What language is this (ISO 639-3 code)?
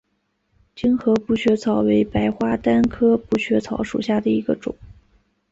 zho